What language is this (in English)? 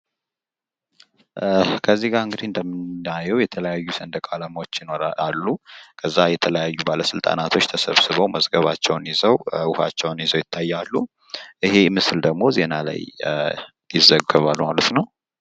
Amharic